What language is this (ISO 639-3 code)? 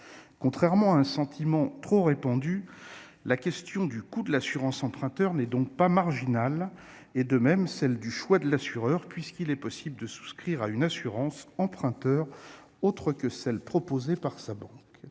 fra